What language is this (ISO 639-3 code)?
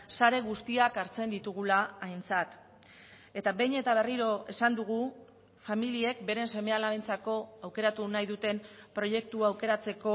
eus